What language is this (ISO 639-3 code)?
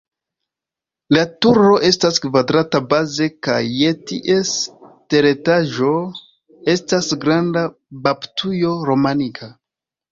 epo